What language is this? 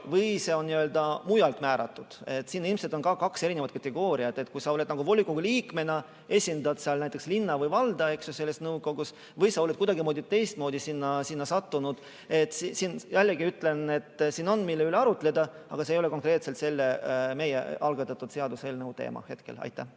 Estonian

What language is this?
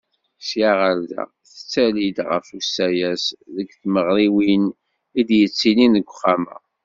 Kabyle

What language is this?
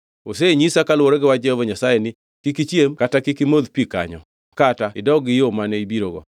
Luo (Kenya and Tanzania)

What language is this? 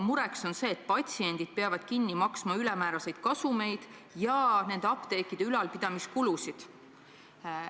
Estonian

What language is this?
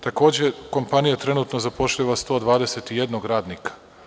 Serbian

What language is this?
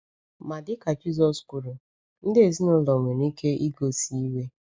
Igbo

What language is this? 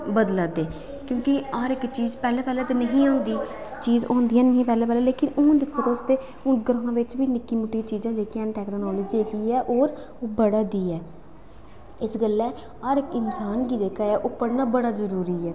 Dogri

